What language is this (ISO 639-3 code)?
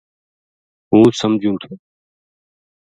gju